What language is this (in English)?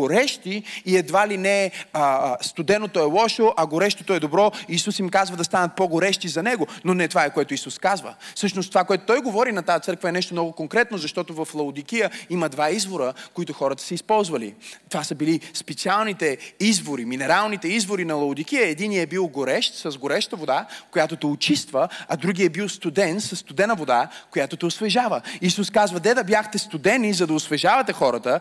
Bulgarian